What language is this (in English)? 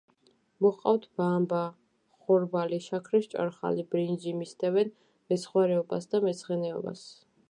Georgian